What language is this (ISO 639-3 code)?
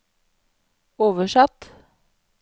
nor